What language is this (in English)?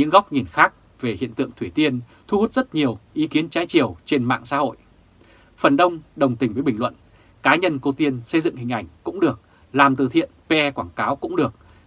Vietnamese